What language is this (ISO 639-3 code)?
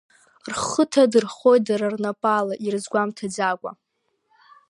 abk